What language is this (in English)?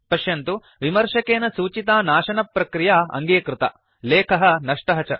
Sanskrit